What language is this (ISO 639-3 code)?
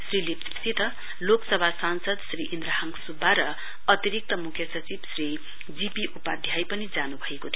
nep